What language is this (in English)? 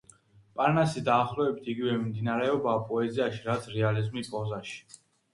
Georgian